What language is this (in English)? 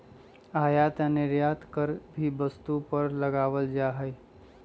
Magahi